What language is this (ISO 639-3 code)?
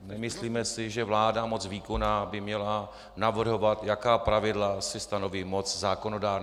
ces